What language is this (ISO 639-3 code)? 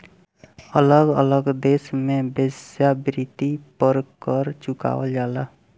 bho